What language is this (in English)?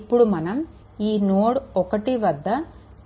Telugu